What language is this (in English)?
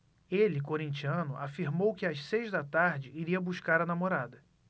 Portuguese